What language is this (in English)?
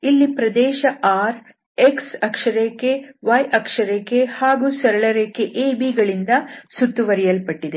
Kannada